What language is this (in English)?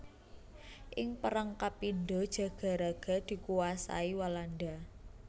Javanese